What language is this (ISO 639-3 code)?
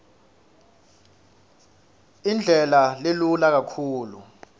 ssw